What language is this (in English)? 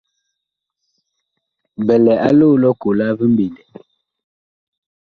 Bakoko